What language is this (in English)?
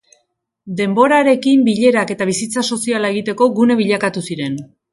Basque